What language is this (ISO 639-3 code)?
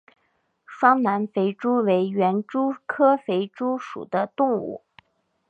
zho